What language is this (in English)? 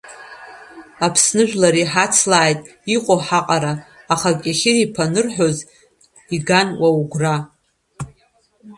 Abkhazian